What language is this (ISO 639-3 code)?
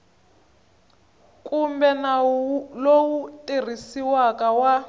tso